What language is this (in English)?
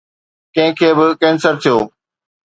Sindhi